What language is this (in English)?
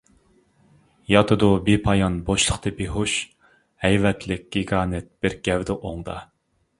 Uyghur